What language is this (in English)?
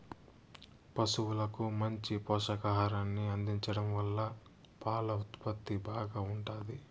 Telugu